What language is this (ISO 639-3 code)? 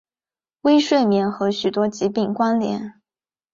zho